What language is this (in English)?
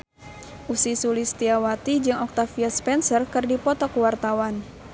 Sundanese